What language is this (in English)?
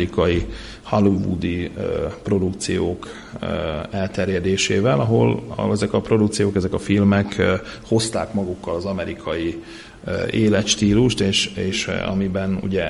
Hungarian